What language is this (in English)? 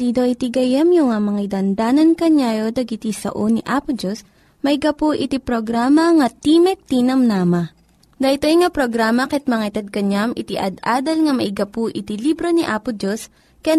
Filipino